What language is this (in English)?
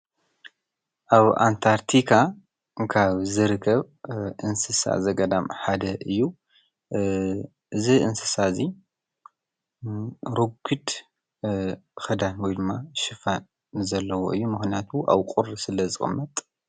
Tigrinya